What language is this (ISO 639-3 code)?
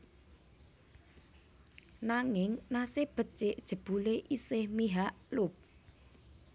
jav